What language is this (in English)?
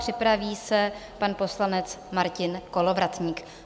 Czech